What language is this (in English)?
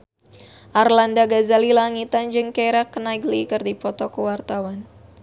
Sundanese